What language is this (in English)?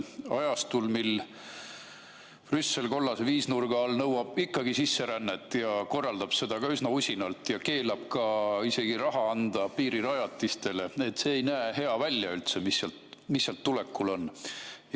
Estonian